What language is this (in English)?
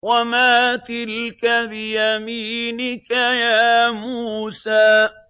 Arabic